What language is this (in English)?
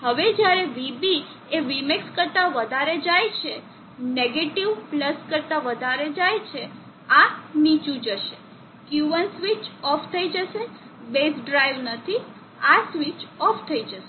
Gujarati